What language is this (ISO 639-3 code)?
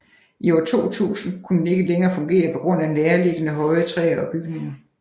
dan